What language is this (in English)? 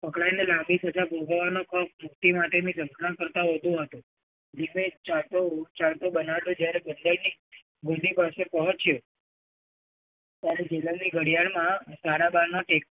Gujarati